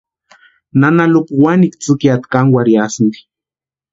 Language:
Western Highland Purepecha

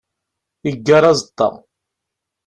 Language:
Kabyle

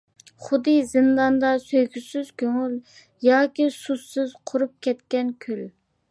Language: Uyghur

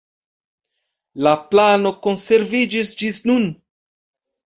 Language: Esperanto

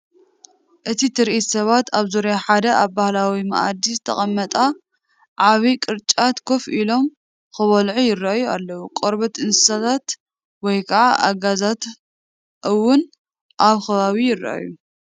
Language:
Tigrinya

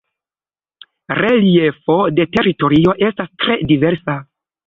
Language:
Esperanto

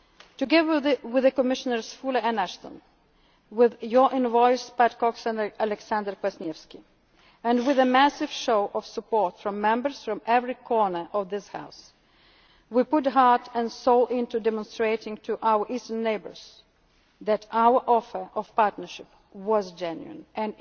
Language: English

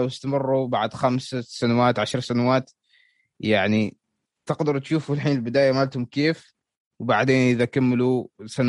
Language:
Arabic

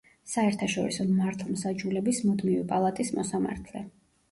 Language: Georgian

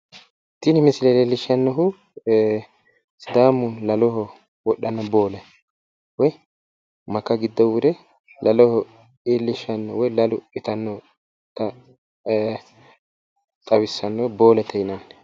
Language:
Sidamo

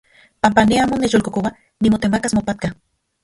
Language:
Central Puebla Nahuatl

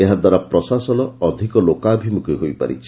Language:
Odia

